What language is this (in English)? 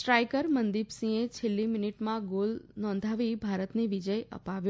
Gujarati